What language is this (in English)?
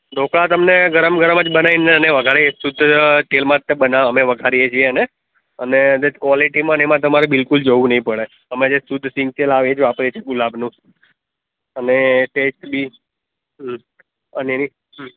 Gujarati